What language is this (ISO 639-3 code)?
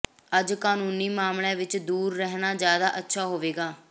pan